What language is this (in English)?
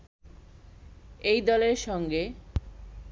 Bangla